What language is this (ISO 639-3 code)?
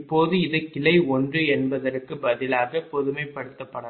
tam